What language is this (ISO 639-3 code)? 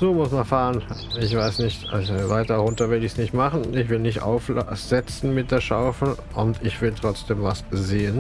deu